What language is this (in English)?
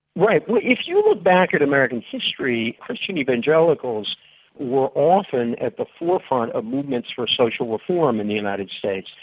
English